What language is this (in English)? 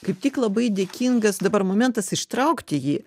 Lithuanian